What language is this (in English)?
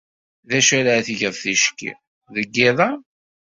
Kabyle